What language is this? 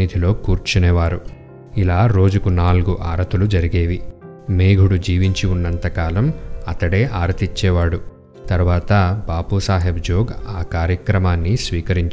Telugu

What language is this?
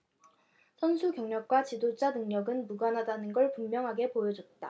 Korean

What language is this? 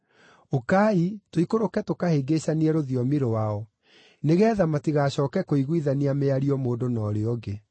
Kikuyu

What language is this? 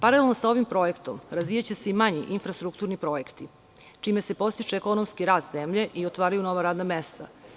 Serbian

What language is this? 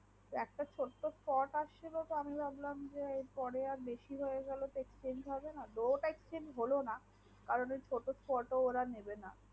Bangla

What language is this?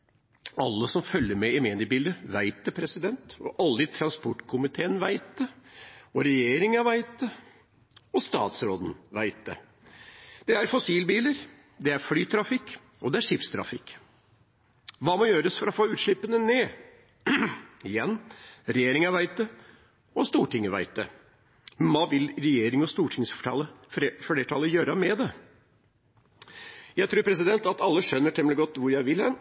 Norwegian Bokmål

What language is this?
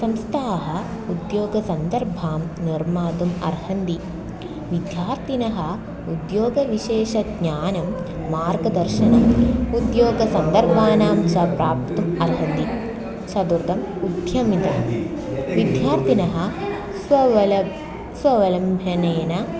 Sanskrit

